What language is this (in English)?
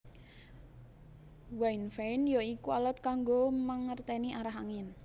Javanese